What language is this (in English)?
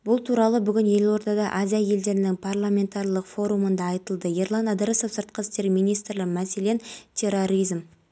Kazakh